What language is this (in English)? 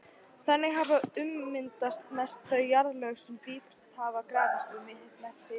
Icelandic